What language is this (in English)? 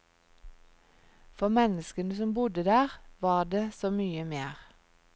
Norwegian